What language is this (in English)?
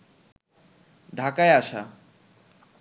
Bangla